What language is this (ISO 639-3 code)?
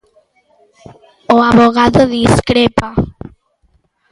glg